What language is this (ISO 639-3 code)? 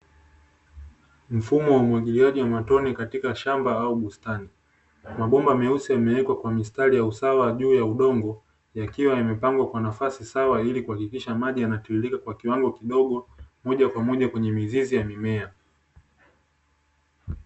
swa